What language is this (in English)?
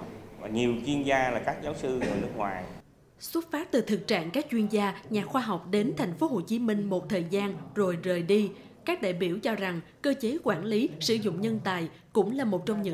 Vietnamese